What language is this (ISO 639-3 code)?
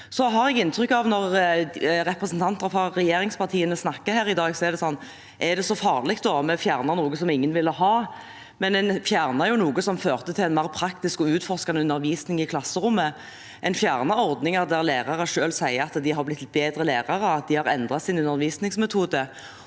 nor